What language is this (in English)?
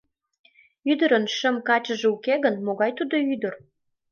Mari